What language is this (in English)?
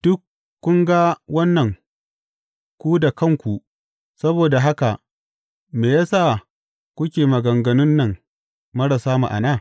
Hausa